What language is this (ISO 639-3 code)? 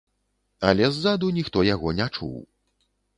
bel